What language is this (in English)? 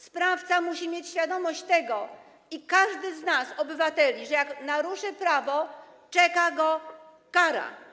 Polish